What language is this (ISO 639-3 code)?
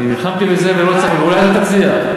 heb